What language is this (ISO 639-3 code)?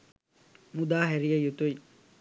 sin